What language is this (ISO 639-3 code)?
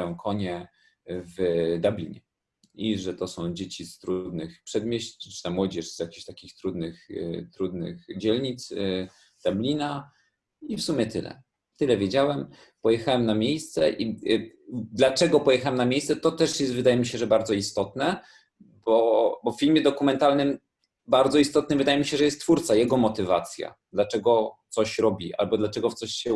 pol